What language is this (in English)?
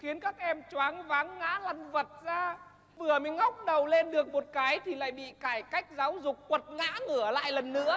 Vietnamese